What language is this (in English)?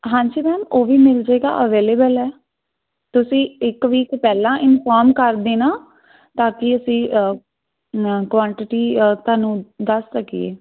Punjabi